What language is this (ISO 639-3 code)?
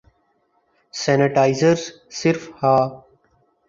urd